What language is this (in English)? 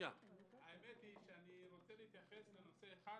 Hebrew